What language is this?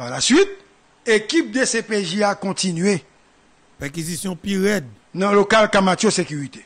French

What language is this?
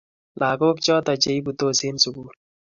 Kalenjin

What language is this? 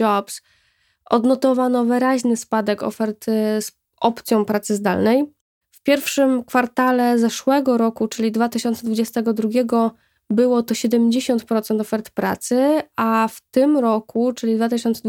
Polish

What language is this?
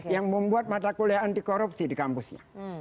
Indonesian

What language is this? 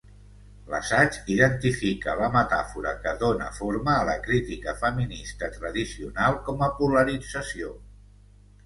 Catalan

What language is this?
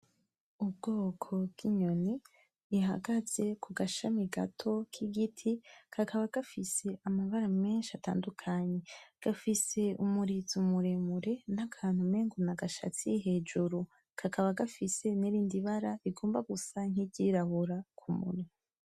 Rundi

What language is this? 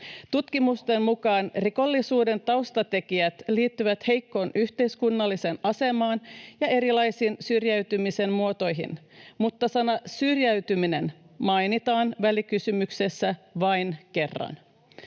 Finnish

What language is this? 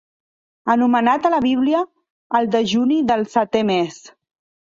Catalan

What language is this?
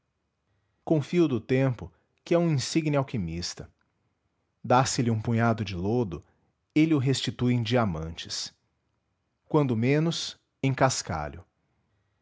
Portuguese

